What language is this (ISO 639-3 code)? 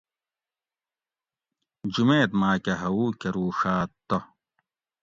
gwc